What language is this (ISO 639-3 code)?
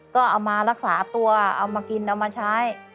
tha